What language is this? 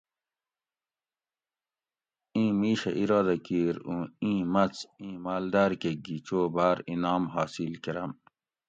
Gawri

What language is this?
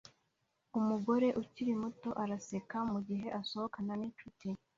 Kinyarwanda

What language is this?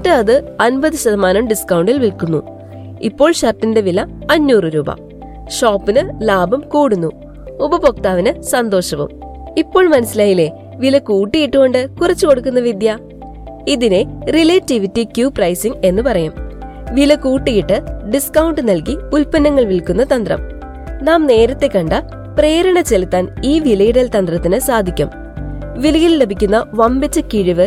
Malayalam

